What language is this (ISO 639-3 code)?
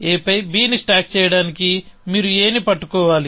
tel